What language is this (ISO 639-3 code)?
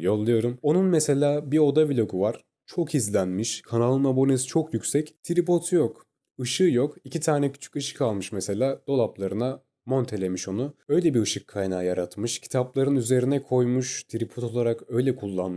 tur